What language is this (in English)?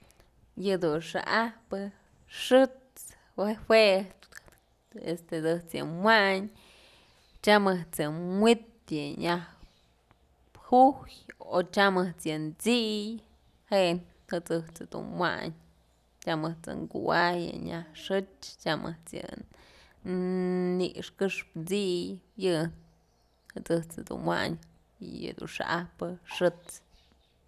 Mazatlán Mixe